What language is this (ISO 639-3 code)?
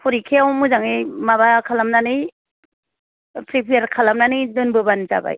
brx